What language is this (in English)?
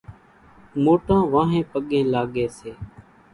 Kachi Koli